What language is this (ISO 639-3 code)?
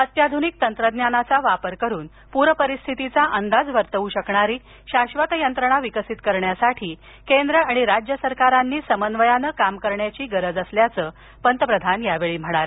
mar